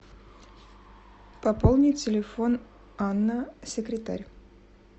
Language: Russian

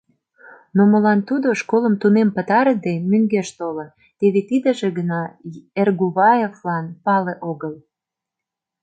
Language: Mari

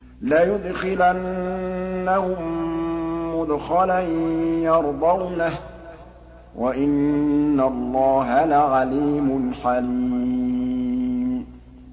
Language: Arabic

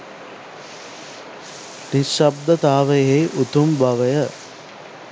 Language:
Sinhala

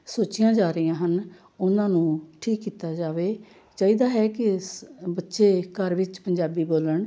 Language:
Punjabi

